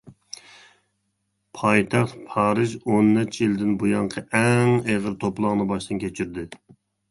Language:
Uyghur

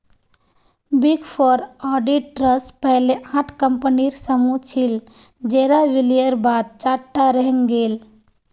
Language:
Magahi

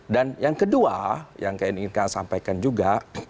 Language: Indonesian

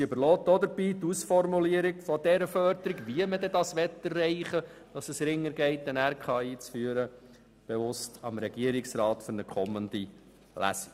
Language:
Swiss German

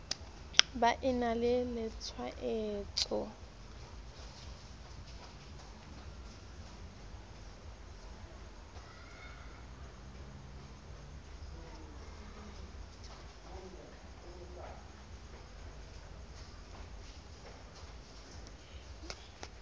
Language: Southern Sotho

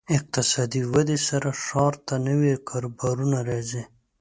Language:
Pashto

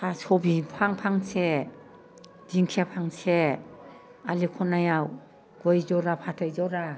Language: Bodo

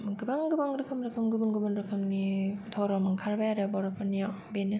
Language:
Bodo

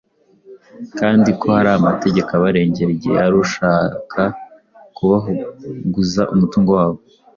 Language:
Kinyarwanda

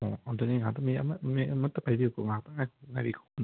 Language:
Manipuri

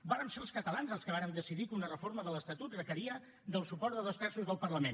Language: Catalan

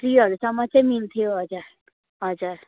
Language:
Nepali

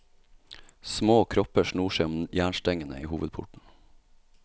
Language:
Norwegian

